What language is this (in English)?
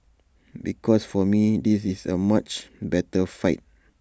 English